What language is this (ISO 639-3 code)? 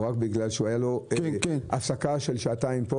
heb